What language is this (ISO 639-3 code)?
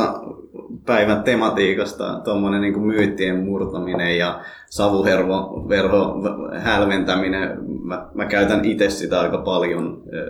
fin